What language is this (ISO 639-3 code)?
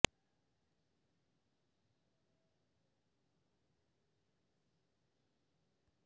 urd